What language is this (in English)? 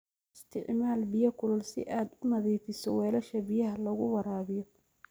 Somali